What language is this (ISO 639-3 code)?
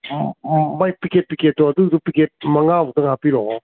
mni